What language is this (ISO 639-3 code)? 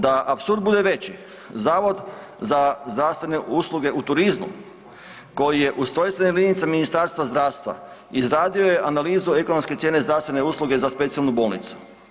hrv